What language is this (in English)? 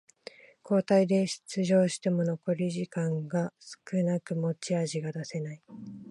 Japanese